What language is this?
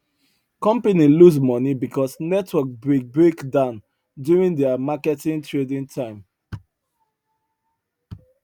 Nigerian Pidgin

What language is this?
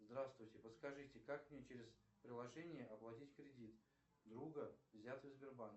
Russian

